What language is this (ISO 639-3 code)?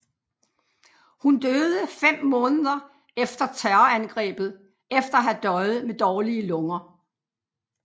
dan